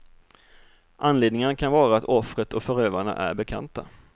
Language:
Swedish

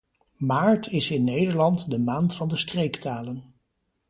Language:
Dutch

